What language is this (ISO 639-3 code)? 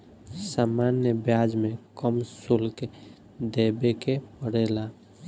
bho